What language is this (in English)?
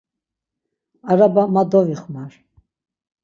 Laz